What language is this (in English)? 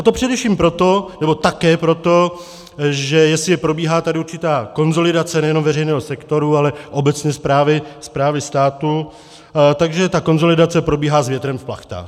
Czech